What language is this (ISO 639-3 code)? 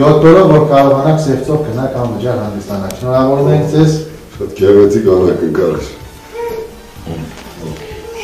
ron